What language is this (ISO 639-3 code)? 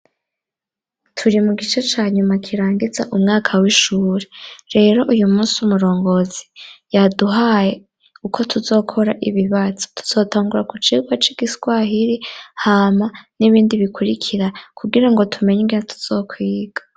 run